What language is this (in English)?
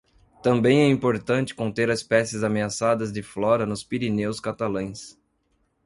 Portuguese